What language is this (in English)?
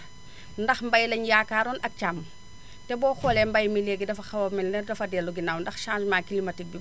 Wolof